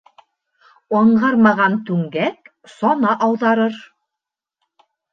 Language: Bashkir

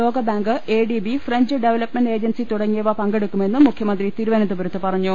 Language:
Malayalam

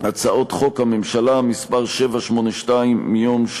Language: Hebrew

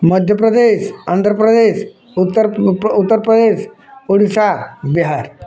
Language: Odia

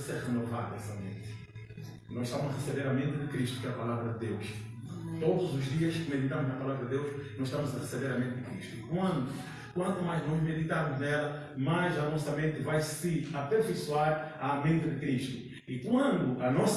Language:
Portuguese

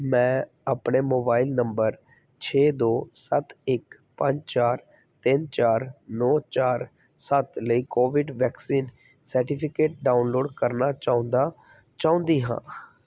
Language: Punjabi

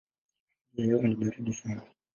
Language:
Swahili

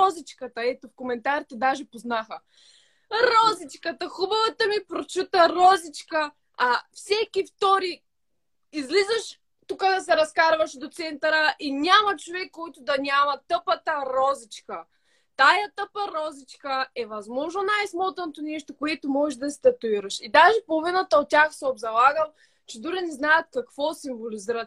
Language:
Bulgarian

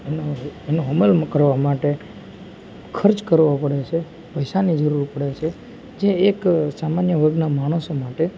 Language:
Gujarati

